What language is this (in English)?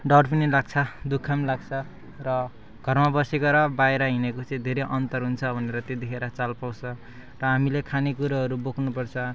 Nepali